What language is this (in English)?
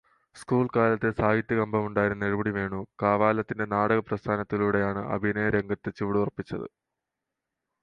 Malayalam